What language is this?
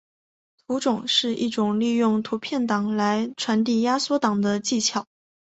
Chinese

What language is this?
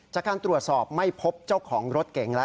Thai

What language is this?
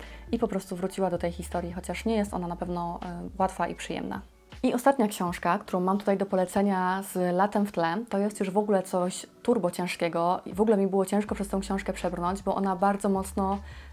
Polish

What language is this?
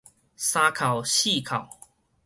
Min Nan Chinese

